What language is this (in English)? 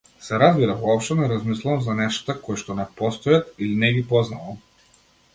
Macedonian